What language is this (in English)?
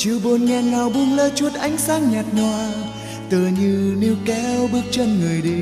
Vietnamese